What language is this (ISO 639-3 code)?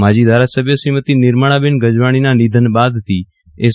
guj